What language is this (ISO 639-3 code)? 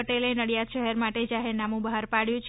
guj